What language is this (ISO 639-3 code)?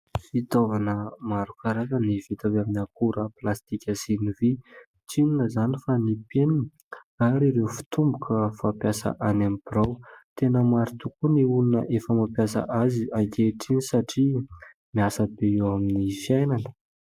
mlg